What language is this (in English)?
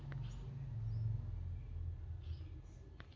Kannada